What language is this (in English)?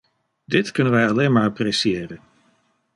Dutch